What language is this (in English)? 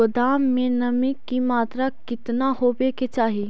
Magahi